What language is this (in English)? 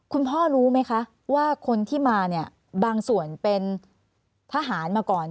Thai